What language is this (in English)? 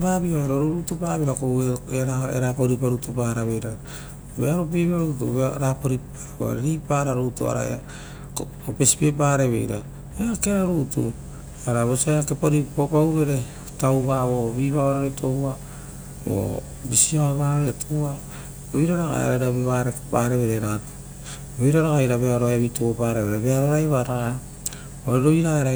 Rotokas